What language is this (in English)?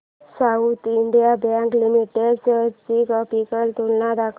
Marathi